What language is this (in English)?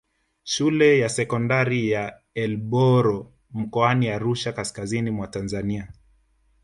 Swahili